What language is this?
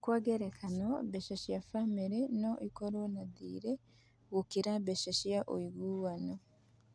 Kikuyu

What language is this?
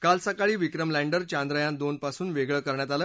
Marathi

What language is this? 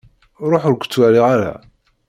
Kabyle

